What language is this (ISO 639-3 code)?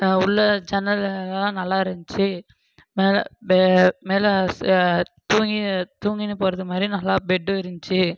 tam